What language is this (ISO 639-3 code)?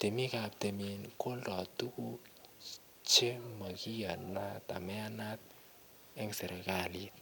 kln